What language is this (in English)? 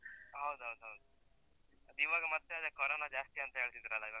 Kannada